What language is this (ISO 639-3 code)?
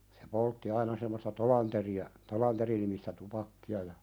fin